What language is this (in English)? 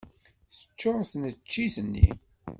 Kabyle